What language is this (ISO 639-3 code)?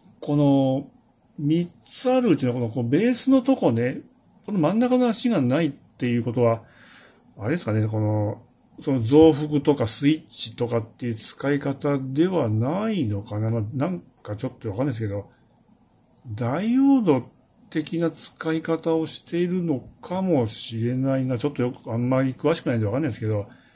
jpn